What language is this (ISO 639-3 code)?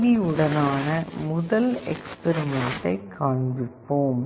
tam